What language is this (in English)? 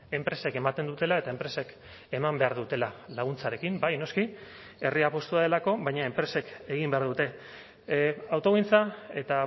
Basque